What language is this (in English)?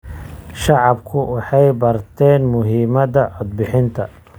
Somali